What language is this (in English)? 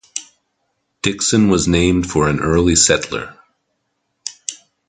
English